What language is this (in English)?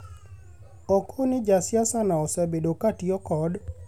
Luo (Kenya and Tanzania)